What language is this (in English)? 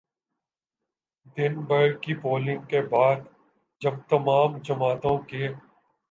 Urdu